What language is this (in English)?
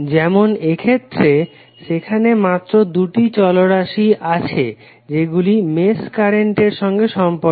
Bangla